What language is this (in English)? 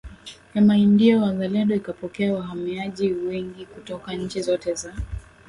Swahili